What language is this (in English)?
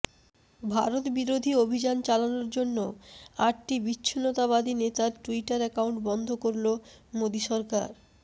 Bangla